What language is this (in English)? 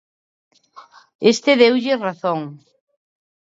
Galician